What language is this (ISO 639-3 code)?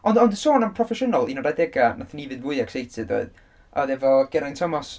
cym